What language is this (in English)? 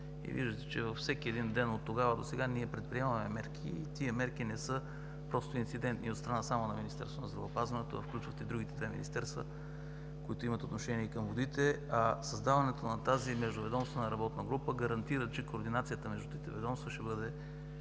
Bulgarian